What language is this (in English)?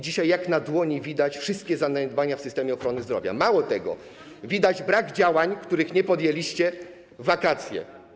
Polish